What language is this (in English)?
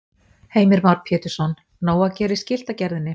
Icelandic